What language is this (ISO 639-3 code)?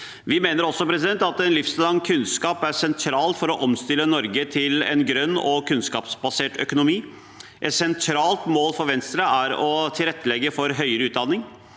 nor